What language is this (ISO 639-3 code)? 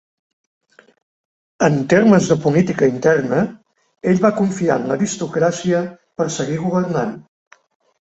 cat